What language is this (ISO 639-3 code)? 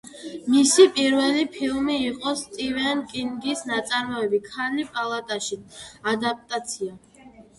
kat